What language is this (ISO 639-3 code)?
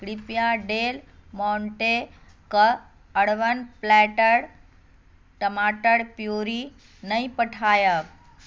mai